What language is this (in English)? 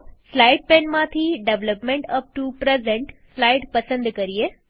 Gujarati